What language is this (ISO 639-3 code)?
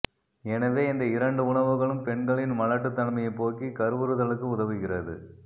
tam